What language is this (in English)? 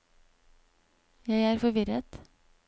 Norwegian